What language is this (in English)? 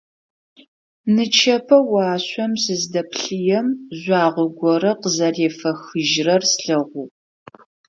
Adyghe